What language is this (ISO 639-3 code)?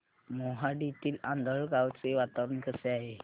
mar